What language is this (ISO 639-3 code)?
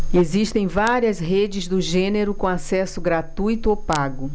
por